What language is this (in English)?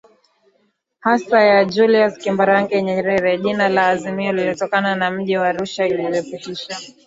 Swahili